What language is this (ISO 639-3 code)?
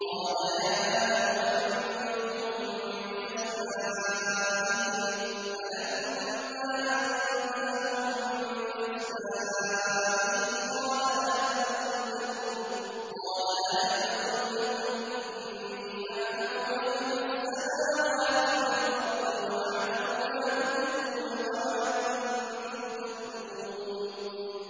ara